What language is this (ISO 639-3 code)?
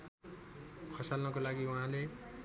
nep